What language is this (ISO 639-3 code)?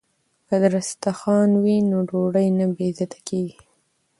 pus